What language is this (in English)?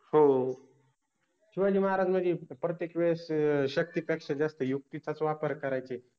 Marathi